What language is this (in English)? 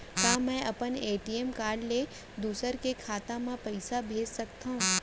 Chhattisgarhi